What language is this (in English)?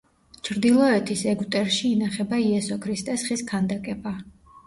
Georgian